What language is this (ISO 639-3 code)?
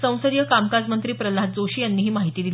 mar